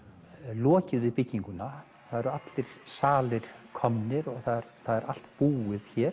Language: Icelandic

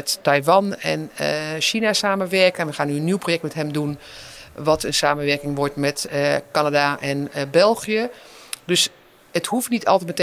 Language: Dutch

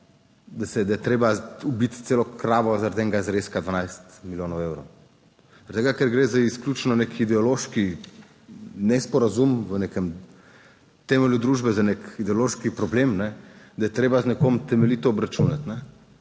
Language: Slovenian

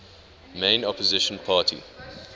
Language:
English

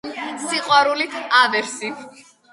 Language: Georgian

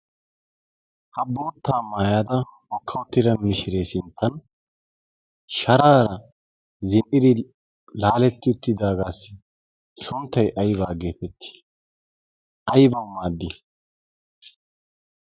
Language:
Wolaytta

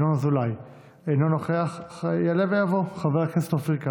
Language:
Hebrew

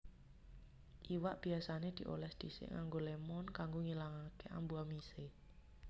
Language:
Javanese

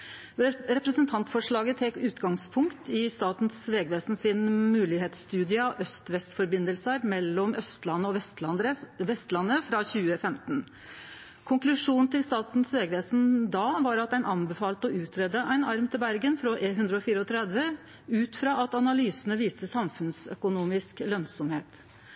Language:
Norwegian Nynorsk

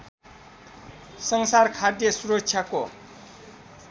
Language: Nepali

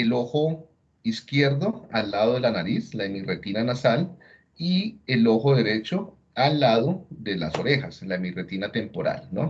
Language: Spanish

